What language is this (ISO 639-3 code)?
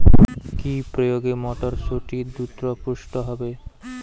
ben